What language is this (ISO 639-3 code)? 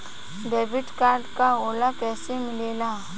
bho